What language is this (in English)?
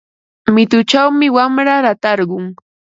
Ambo-Pasco Quechua